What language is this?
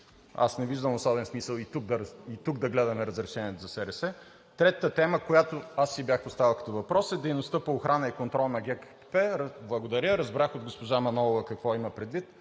Bulgarian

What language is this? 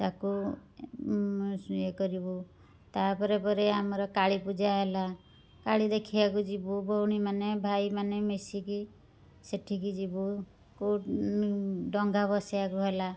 Odia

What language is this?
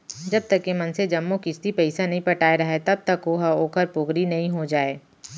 Chhattisgarhi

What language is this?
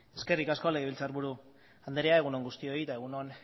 Basque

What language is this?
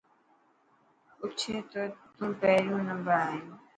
Dhatki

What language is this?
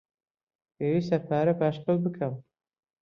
Central Kurdish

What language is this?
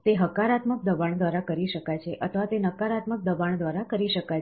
Gujarati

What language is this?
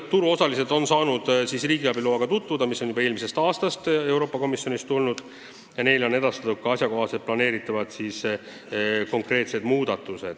Estonian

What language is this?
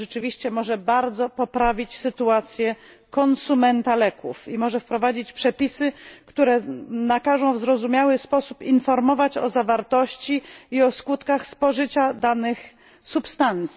Polish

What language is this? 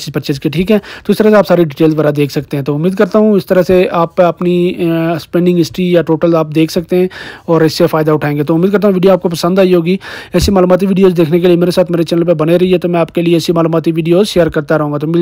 Hindi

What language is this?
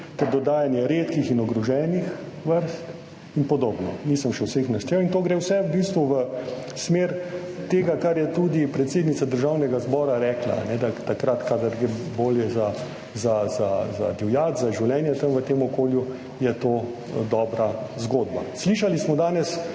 Slovenian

